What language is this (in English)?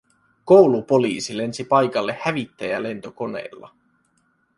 Finnish